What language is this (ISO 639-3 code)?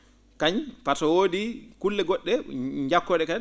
ful